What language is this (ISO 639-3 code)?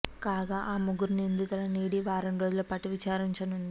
tel